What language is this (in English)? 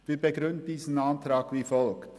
Swiss German